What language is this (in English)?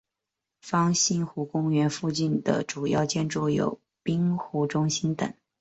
Chinese